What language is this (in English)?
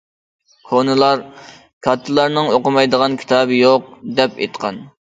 Uyghur